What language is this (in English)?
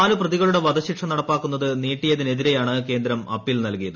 Malayalam